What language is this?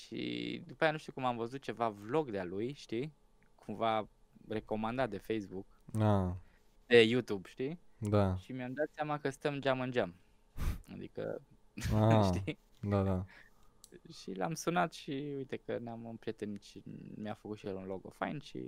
Romanian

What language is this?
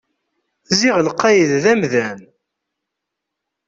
Kabyle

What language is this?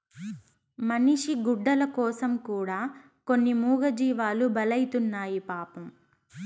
Telugu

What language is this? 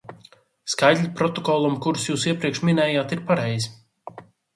Latvian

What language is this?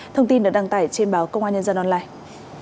Vietnamese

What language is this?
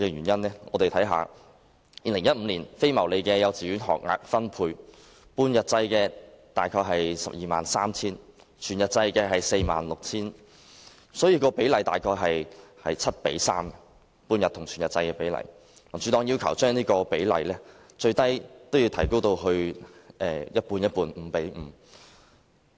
Cantonese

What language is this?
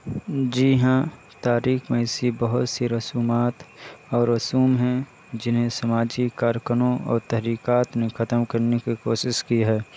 Urdu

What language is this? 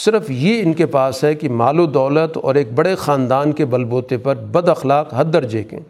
Urdu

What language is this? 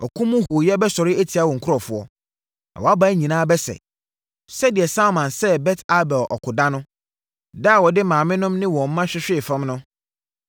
Akan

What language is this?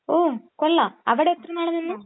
Malayalam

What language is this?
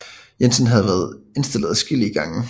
Danish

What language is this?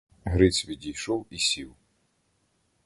Ukrainian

